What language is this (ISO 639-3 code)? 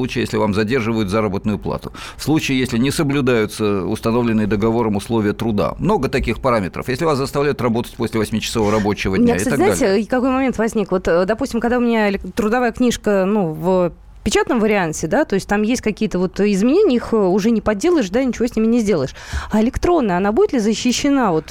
rus